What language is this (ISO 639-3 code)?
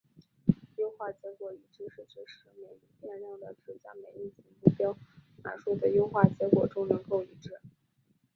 zho